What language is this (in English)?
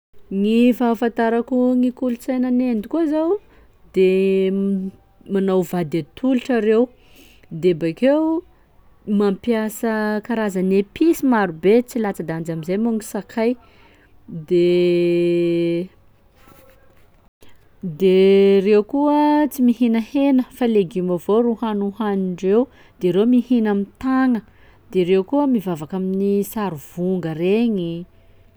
Sakalava Malagasy